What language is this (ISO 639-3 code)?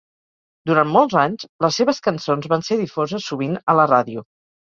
cat